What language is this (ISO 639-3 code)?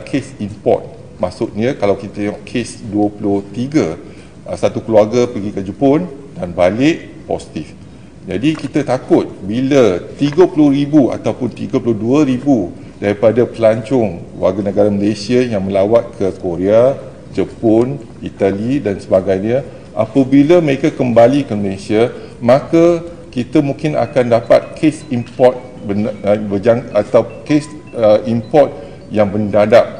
msa